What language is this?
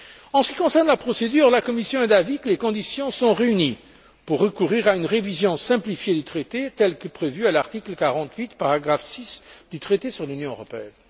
French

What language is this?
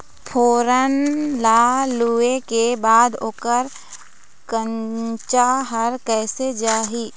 Chhattisgarhi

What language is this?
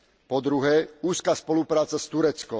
Slovak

